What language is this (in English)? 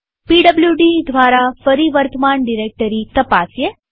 Gujarati